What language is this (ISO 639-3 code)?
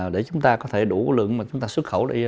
vie